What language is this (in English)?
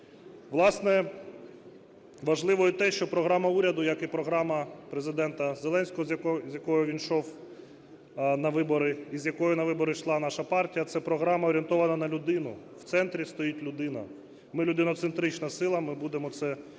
Ukrainian